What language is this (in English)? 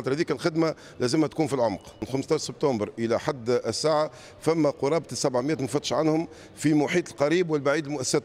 Arabic